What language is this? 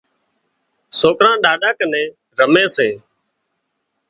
Wadiyara Koli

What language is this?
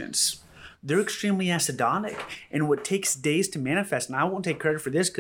English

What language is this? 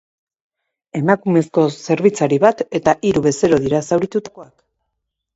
Basque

